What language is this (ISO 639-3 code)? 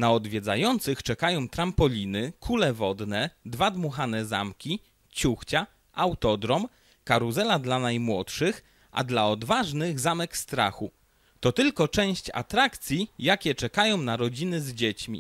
pol